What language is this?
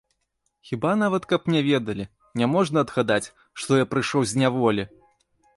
Belarusian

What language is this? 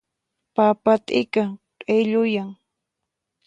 Puno Quechua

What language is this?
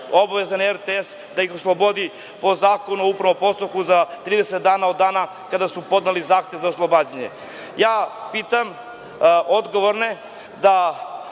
Serbian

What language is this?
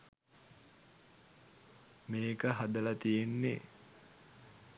Sinhala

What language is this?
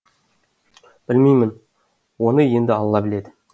Kazakh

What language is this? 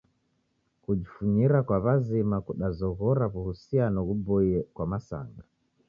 Taita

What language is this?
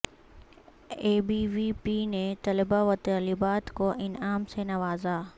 Urdu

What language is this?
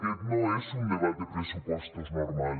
Catalan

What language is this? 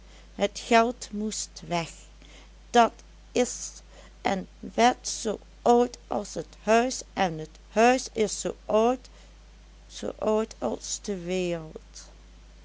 Dutch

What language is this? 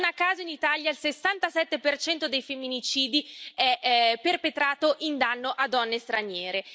Italian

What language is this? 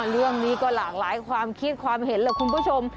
Thai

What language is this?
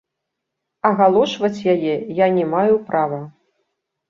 Belarusian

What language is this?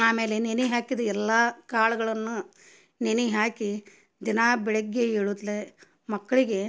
Kannada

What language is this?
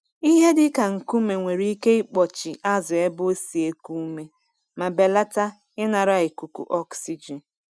Igbo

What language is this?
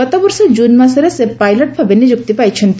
Odia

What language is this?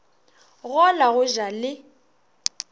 Northern Sotho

